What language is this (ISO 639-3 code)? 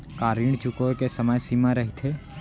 hne